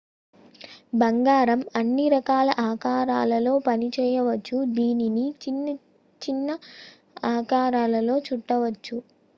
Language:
Telugu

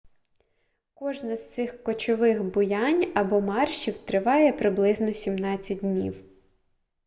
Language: Ukrainian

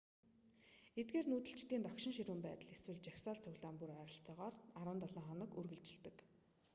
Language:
Mongolian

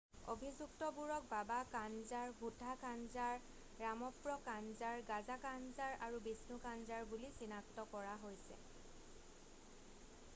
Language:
Assamese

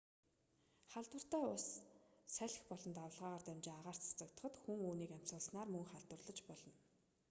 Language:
Mongolian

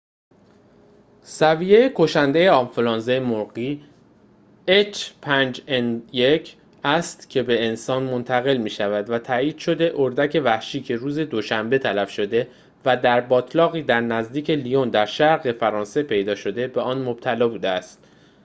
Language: Persian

